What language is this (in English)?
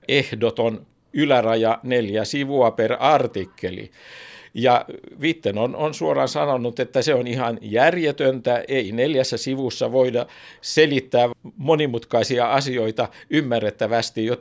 Finnish